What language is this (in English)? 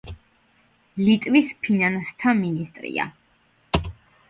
Georgian